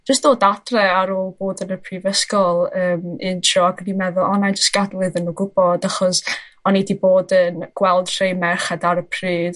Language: Welsh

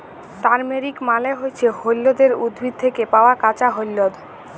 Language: Bangla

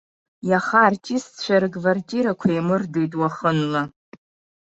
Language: Abkhazian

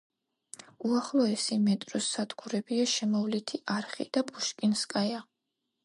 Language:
Georgian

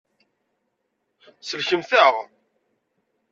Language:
Kabyle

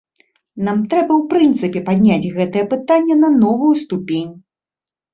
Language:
Belarusian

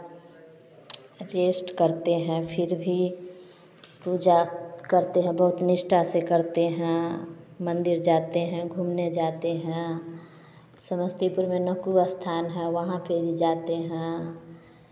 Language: Hindi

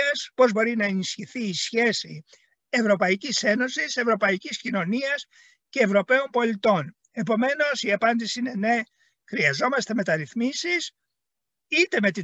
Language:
Greek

